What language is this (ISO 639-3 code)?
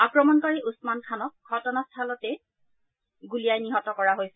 asm